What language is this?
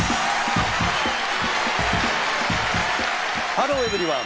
Japanese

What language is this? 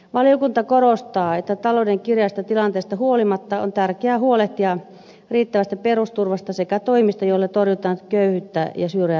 Finnish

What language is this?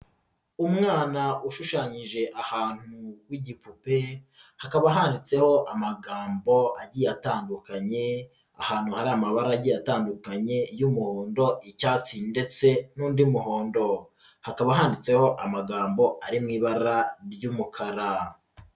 Kinyarwanda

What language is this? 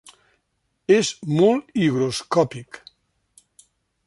Catalan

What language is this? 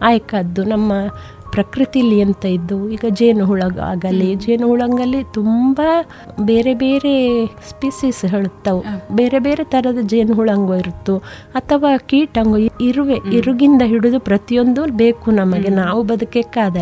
Kannada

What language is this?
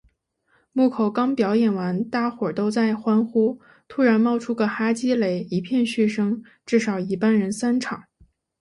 Chinese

